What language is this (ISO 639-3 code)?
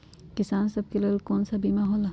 mag